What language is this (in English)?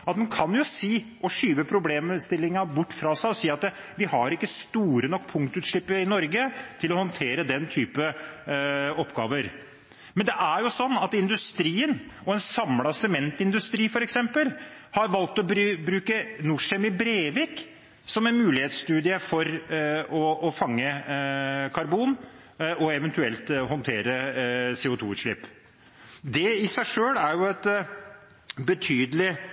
Norwegian Bokmål